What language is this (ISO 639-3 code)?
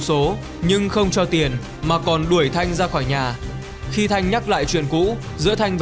vie